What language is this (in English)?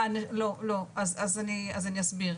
Hebrew